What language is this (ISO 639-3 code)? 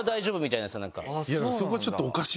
jpn